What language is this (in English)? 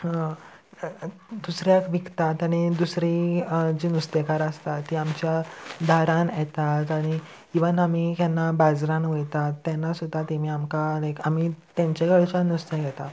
Konkani